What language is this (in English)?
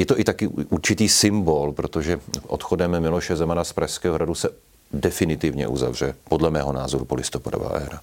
Czech